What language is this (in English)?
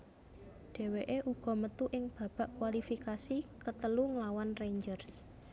Javanese